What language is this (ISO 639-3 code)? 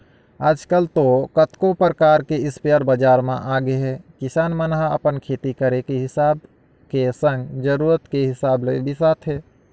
hne